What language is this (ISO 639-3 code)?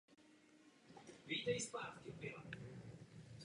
ces